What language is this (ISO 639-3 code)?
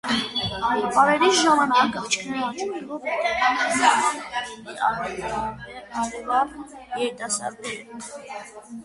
hye